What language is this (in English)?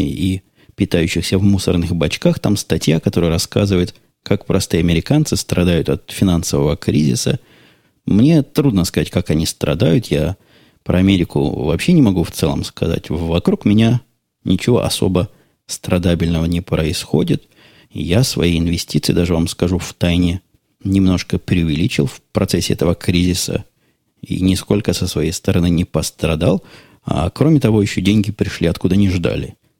Russian